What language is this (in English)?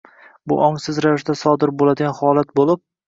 Uzbek